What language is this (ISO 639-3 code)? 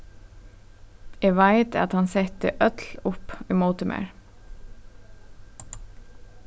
fao